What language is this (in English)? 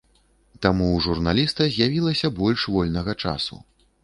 Belarusian